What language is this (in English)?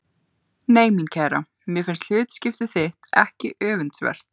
Icelandic